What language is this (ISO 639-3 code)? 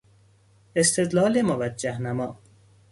fas